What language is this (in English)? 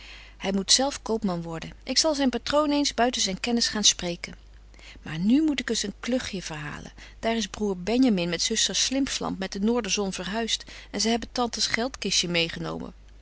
Dutch